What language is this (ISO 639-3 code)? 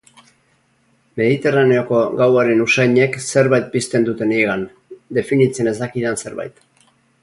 eus